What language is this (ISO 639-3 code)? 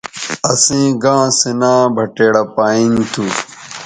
btv